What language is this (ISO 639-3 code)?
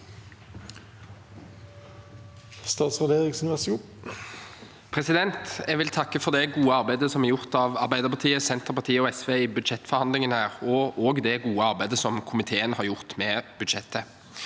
nor